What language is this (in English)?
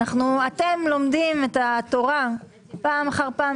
Hebrew